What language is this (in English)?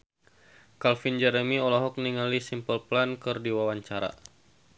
Sundanese